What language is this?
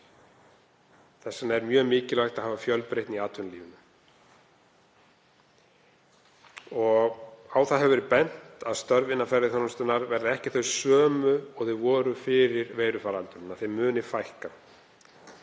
Icelandic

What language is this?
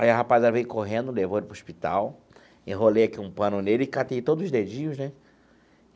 Portuguese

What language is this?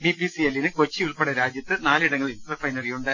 Malayalam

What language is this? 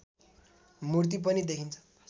Nepali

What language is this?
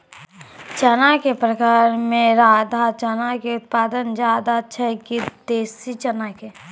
Maithili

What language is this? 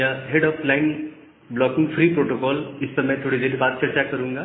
Hindi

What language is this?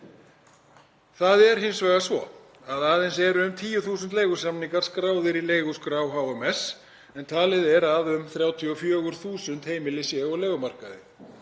Icelandic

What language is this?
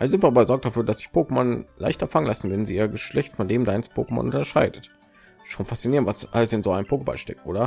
German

